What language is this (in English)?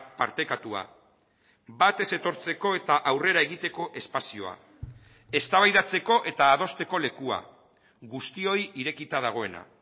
Basque